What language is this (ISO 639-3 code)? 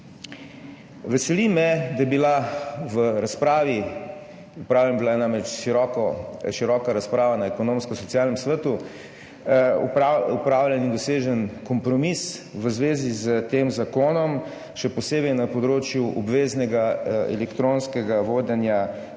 slv